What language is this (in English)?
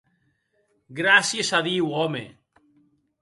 Occitan